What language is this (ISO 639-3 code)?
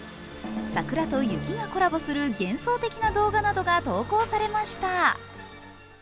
jpn